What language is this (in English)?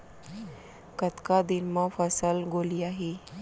Chhattisgarhi